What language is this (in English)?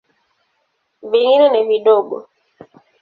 Swahili